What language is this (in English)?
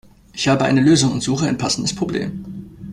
German